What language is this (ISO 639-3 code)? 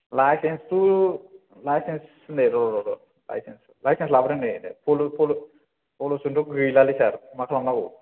brx